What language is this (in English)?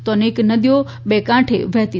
Gujarati